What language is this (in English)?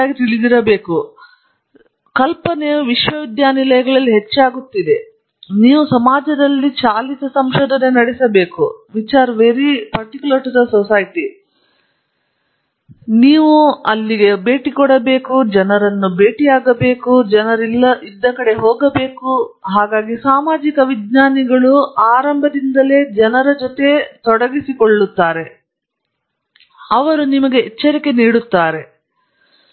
Kannada